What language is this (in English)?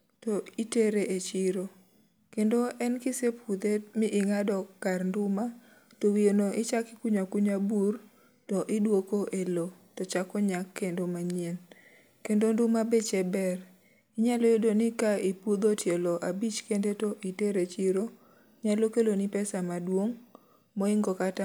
Luo (Kenya and Tanzania)